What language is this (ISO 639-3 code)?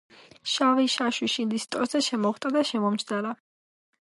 kat